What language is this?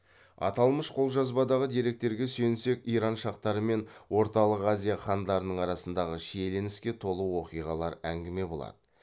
Kazakh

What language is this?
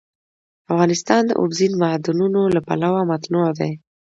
Pashto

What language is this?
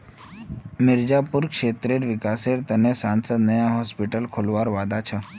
Magahi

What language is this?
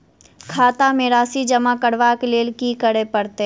Maithili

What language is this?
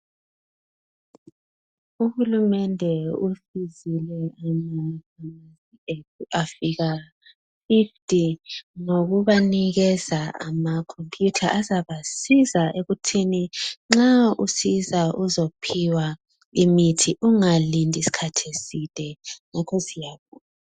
North Ndebele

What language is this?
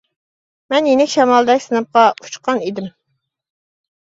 Uyghur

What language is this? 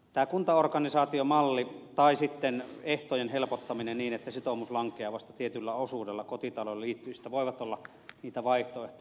Finnish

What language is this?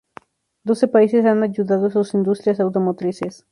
Spanish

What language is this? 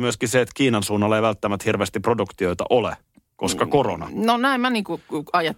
Finnish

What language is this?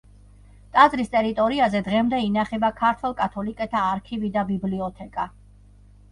Georgian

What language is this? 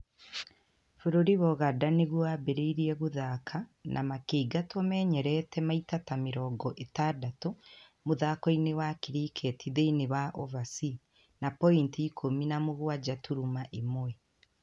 Kikuyu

